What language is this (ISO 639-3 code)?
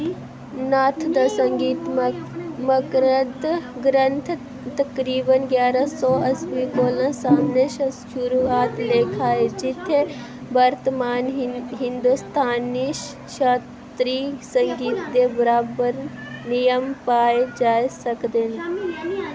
doi